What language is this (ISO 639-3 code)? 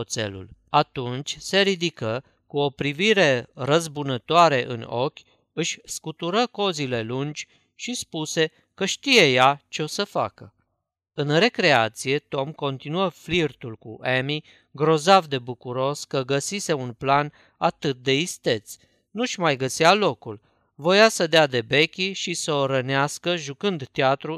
ron